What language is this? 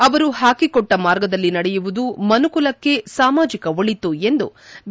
Kannada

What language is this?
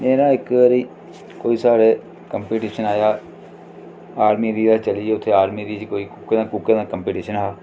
Dogri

